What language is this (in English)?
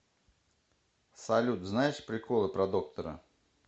Russian